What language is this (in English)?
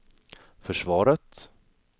Swedish